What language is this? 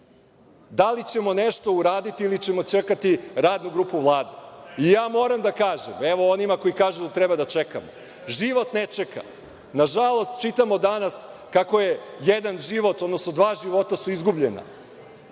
Serbian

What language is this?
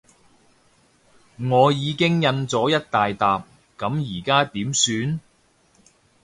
Cantonese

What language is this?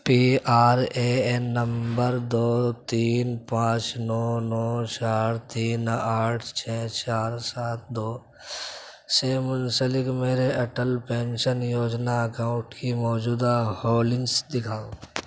Urdu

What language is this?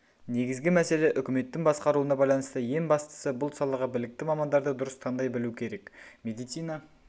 Kazakh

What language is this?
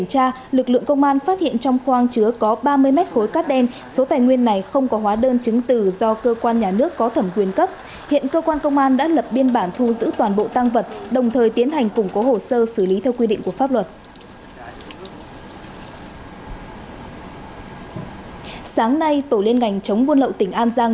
Vietnamese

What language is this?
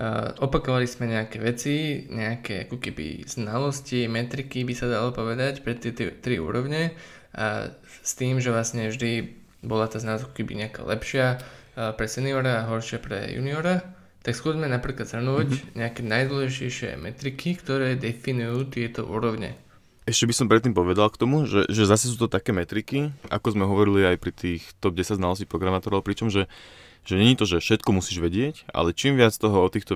Slovak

